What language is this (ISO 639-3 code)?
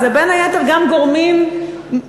heb